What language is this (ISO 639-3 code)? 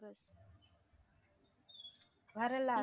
tam